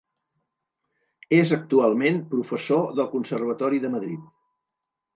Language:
Catalan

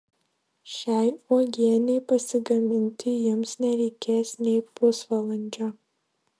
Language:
Lithuanian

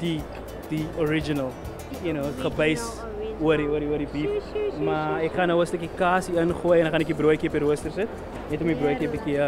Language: Dutch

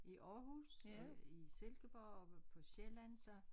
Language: Danish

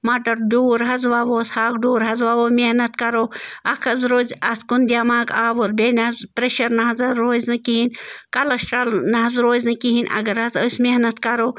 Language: Kashmiri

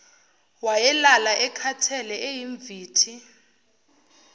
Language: Zulu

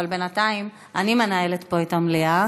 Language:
Hebrew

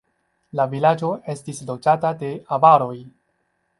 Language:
Esperanto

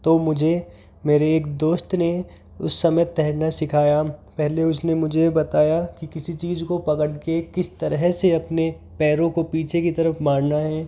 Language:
Hindi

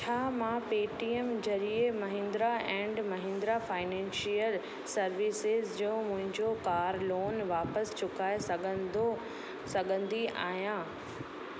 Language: Sindhi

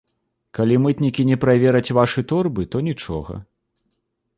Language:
Belarusian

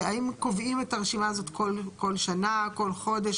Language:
Hebrew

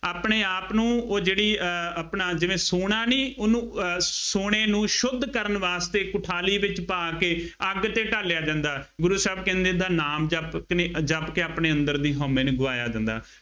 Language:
Punjabi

